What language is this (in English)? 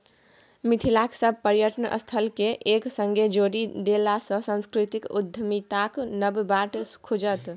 Maithili